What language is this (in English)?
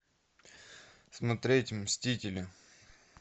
Russian